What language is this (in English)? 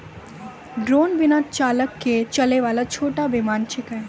Maithili